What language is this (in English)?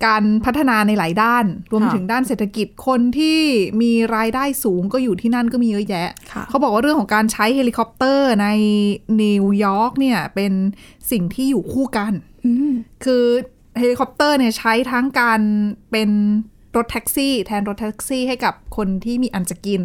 Thai